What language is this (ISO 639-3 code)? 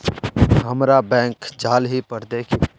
mag